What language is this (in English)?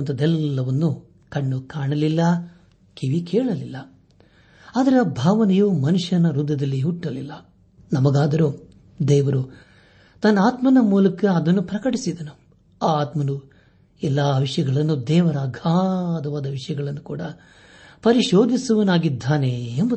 Kannada